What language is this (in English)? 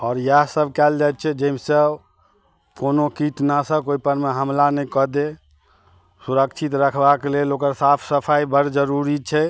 Maithili